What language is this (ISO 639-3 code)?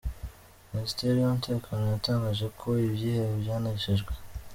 kin